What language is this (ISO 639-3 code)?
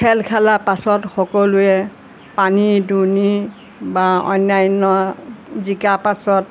asm